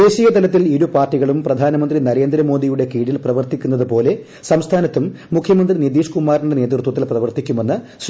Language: Malayalam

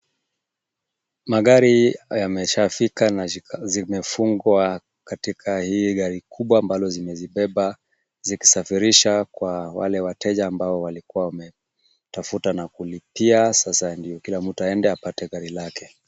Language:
Swahili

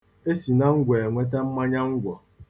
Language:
Igbo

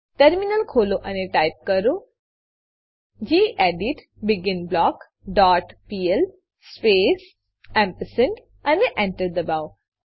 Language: Gujarati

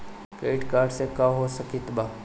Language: Bhojpuri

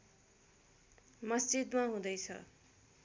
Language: Nepali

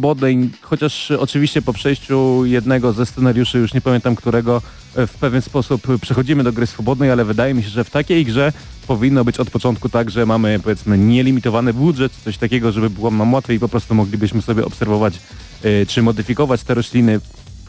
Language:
Polish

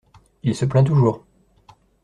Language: French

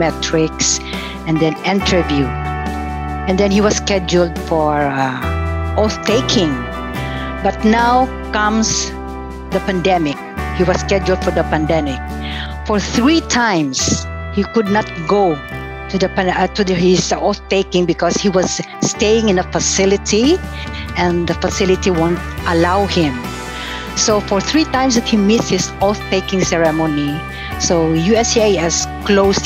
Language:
English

